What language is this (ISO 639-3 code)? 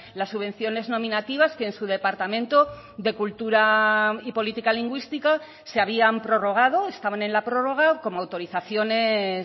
spa